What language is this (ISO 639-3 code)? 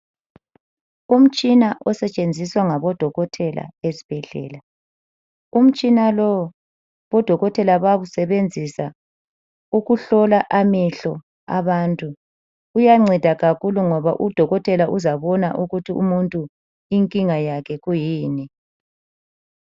nde